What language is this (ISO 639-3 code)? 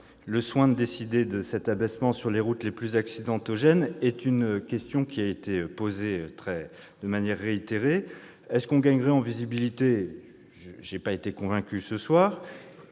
fra